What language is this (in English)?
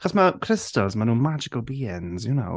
Welsh